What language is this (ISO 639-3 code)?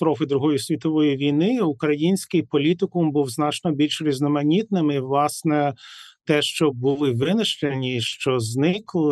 ukr